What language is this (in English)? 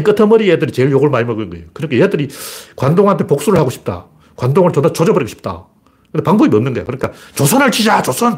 Korean